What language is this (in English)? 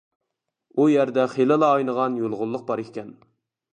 Uyghur